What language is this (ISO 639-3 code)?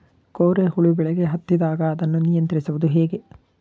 kan